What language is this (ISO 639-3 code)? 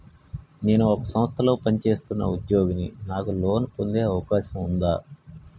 tel